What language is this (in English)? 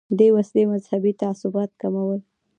Pashto